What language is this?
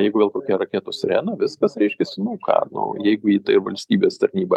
Lithuanian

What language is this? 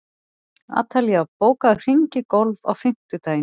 Icelandic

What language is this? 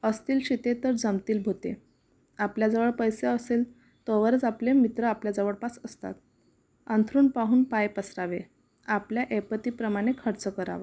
Marathi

